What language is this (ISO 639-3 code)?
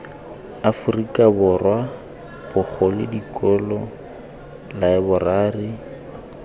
tsn